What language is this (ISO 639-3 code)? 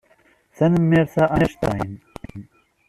kab